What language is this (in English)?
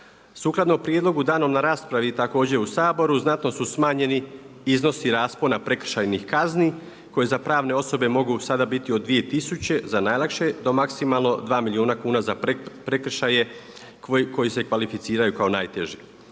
Croatian